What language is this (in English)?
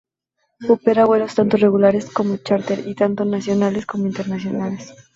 Spanish